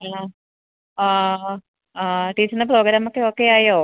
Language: Malayalam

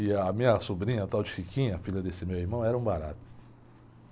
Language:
Portuguese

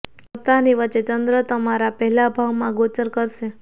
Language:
Gujarati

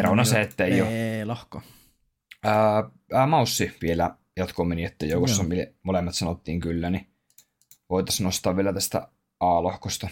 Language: Finnish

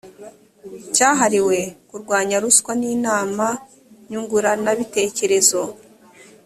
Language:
Kinyarwanda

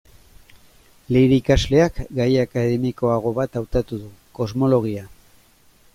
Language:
Basque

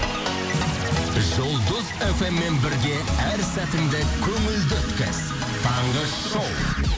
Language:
Kazakh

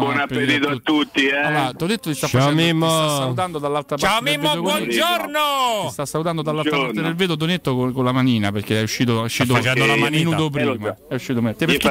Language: Italian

